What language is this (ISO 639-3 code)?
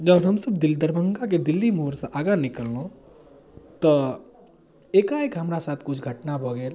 mai